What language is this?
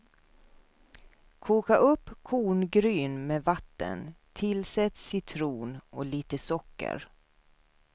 Swedish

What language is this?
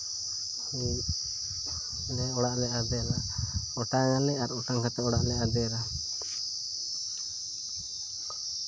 Santali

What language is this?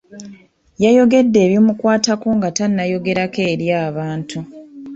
Ganda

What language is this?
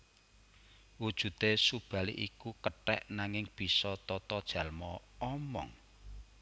Javanese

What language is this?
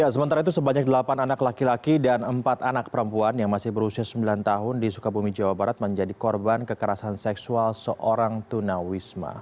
Indonesian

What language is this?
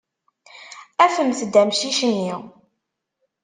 Kabyle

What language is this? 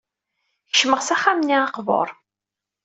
Kabyle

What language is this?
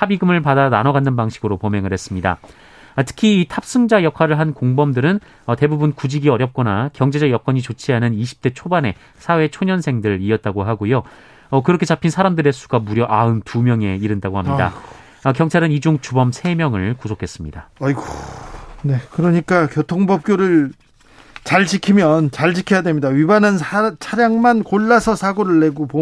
Korean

